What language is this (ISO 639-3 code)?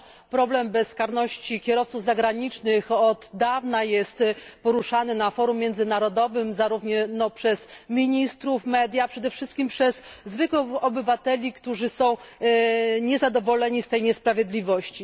pol